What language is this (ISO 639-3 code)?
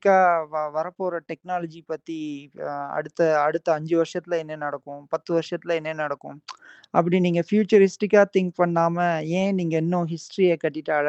tam